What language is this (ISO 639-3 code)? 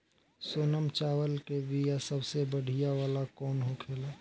bho